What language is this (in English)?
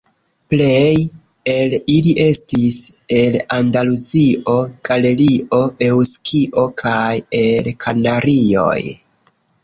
Esperanto